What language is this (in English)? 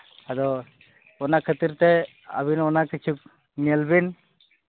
Santali